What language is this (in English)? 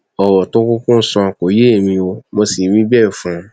Yoruba